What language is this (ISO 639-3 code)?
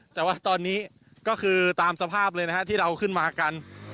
tha